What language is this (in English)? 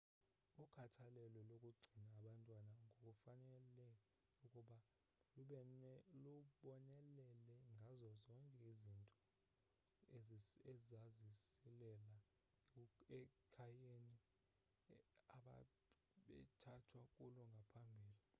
Xhosa